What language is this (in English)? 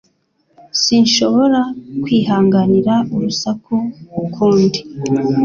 Kinyarwanda